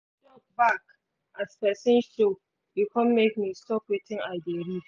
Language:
Nigerian Pidgin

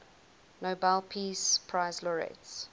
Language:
English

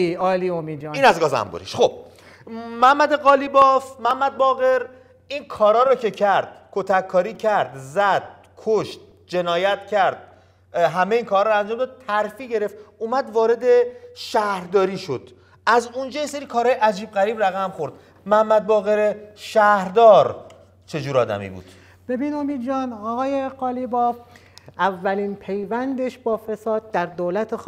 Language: Persian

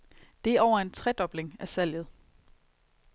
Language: Danish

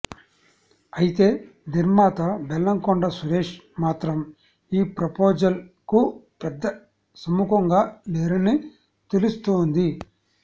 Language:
Telugu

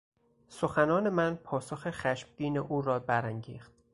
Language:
Persian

